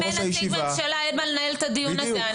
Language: Hebrew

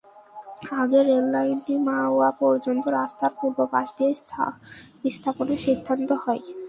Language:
Bangla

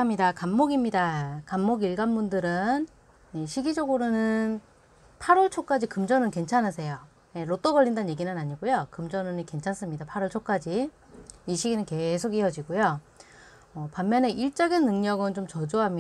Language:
Korean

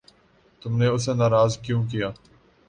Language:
Urdu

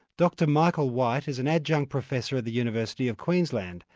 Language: English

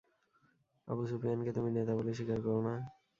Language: Bangla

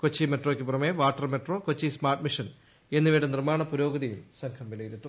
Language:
Malayalam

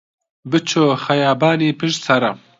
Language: Central Kurdish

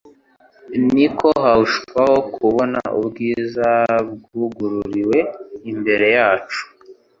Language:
Kinyarwanda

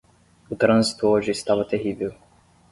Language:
Portuguese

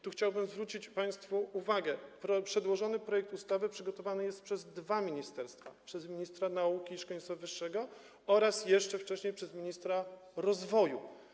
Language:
Polish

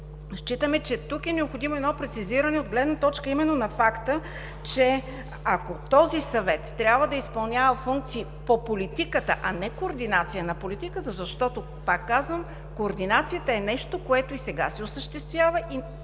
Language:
Bulgarian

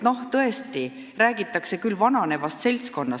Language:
Estonian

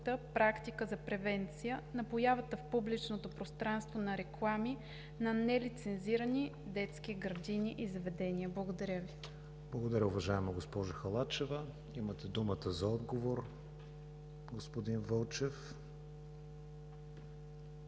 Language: Bulgarian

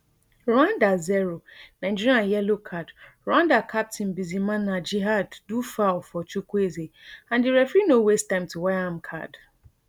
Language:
Nigerian Pidgin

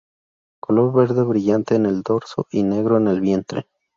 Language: Spanish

